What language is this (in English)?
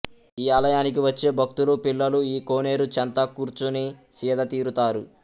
Telugu